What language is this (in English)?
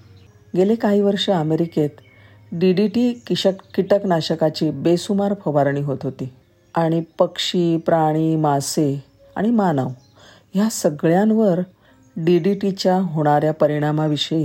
Marathi